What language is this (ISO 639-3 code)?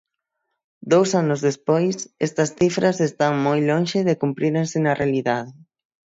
glg